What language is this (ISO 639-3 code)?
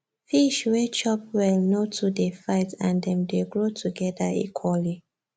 pcm